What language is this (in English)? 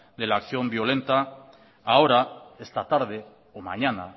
Spanish